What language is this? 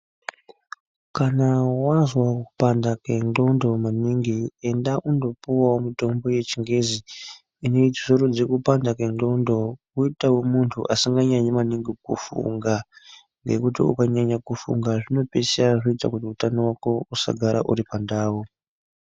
Ndau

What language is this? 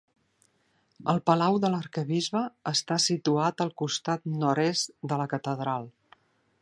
Catalan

